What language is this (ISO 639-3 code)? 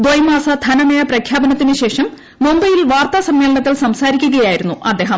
mal